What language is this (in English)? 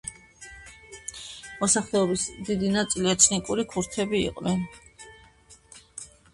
Georgian